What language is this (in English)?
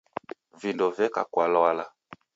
Taita